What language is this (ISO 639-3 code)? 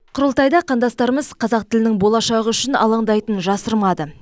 kaz